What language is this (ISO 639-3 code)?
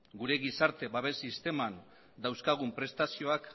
eus